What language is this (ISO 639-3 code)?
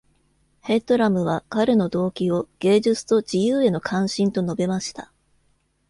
jpn